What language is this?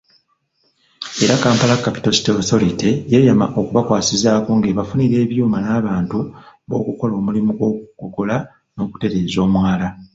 Ganda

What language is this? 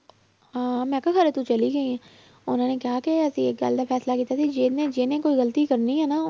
Punjabi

